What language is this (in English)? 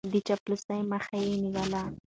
Pashto